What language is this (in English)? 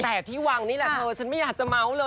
Thai